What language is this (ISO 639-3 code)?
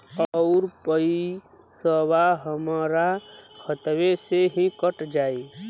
bho